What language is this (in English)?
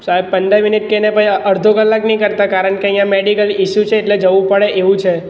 Gujarati